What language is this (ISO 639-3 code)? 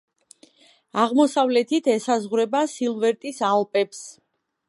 kat